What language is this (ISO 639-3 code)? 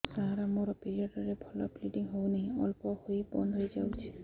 ori